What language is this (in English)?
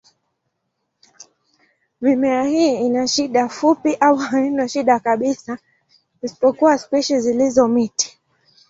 Swahili